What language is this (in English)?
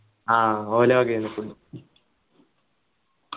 Malayalam